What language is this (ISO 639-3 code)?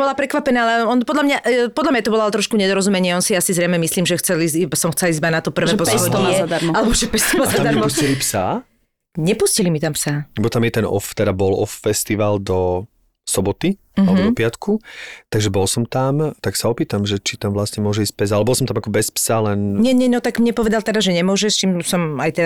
slk